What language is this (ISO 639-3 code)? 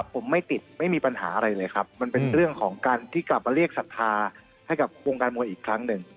tha